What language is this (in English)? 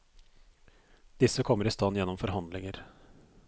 Norwegian